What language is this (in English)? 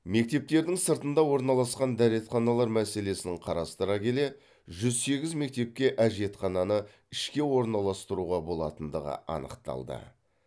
Kazakh